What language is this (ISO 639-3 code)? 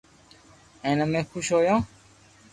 lrk